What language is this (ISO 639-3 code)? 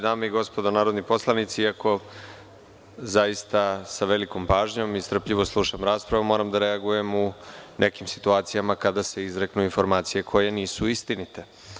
srp